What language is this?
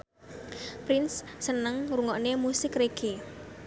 Javanese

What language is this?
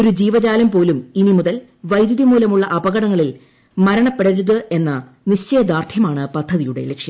Malayalam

